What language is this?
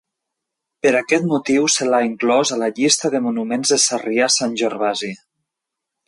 Catalan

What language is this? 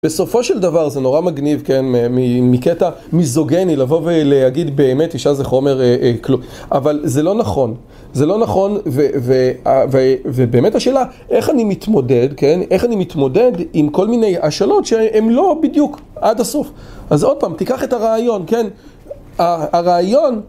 Hebrew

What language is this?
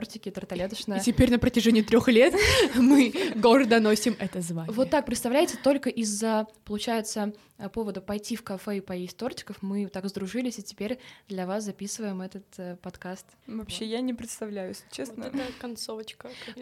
Russian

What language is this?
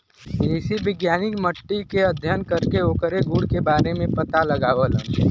Bhojpuri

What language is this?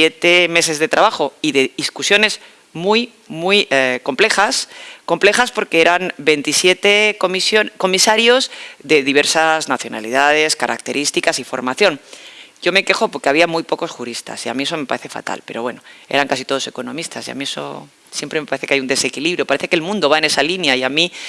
Spanish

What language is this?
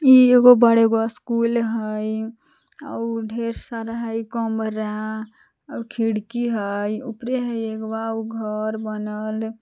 Magahi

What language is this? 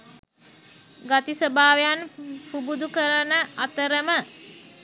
Sinhala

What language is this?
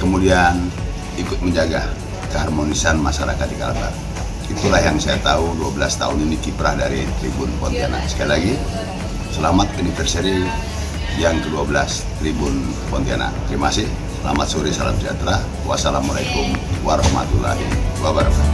Indonesian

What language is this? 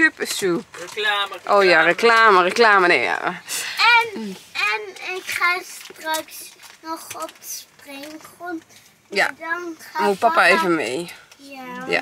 Dutch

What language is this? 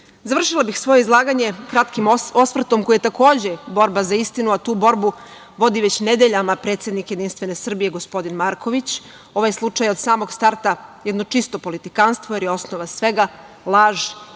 Serbian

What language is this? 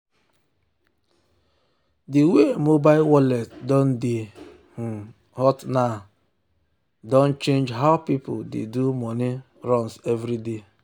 Nigerian Pidgin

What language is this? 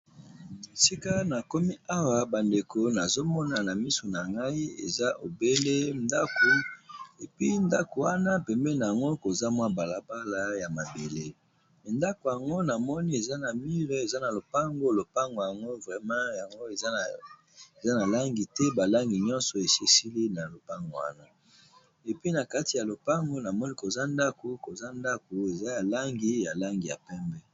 Lingala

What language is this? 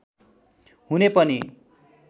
Nepali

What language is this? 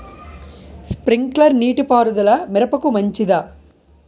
Telugu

